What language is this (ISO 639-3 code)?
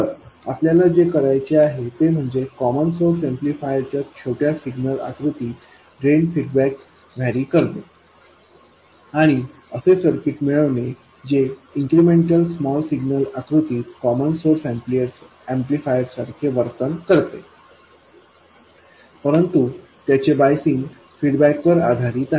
mar